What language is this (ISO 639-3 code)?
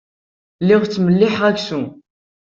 kab